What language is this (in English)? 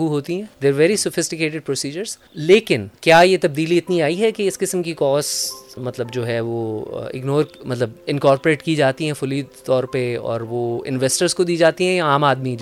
Urdu